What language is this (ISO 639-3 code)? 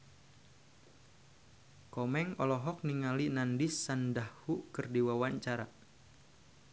sun